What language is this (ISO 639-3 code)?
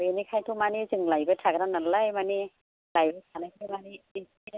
brx